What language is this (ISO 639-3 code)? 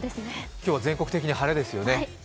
jpn